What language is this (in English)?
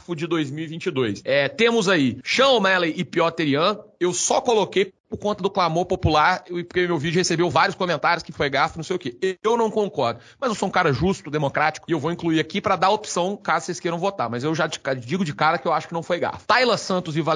Portuguese